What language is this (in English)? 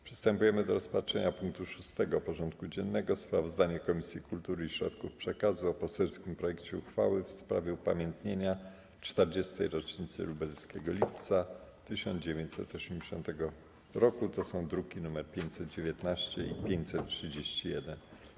Polish